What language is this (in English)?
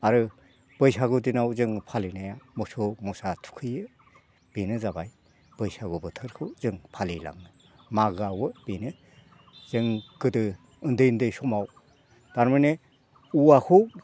Bodo